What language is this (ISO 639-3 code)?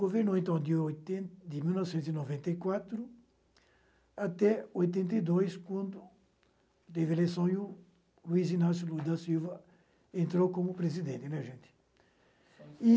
por